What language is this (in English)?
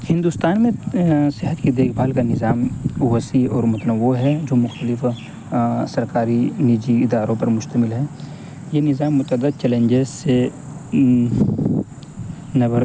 Urdu